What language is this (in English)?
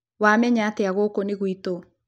Kikuyu